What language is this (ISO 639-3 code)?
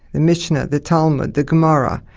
eng